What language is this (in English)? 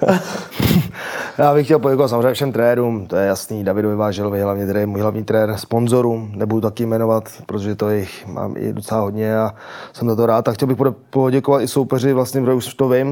Czech